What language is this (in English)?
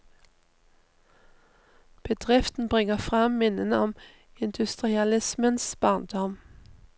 Norwegian